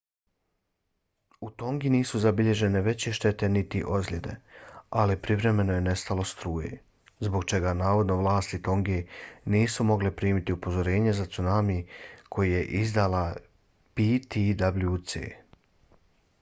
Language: Bosnian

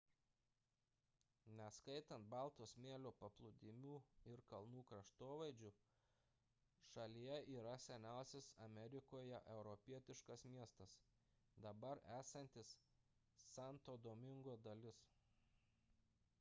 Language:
Lithuanian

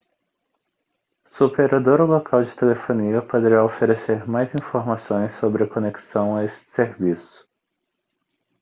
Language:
Portuguese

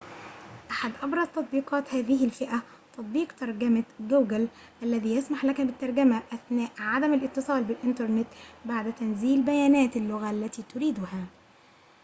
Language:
Arabic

